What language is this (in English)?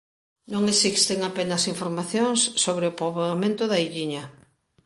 Galician